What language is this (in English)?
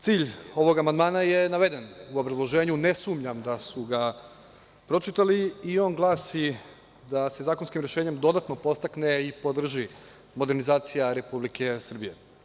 Serbian